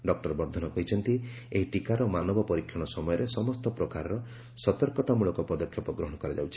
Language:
Odia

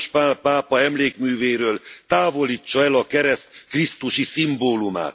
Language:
Hungarian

